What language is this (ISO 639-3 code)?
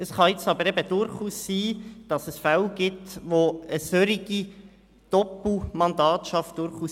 gsw